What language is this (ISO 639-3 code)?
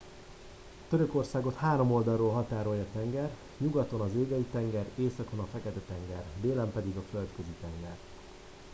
hun